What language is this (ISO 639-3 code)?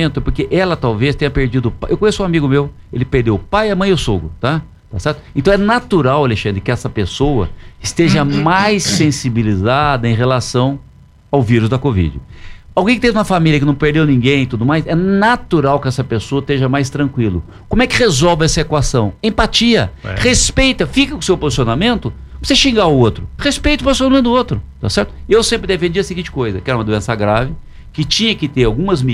por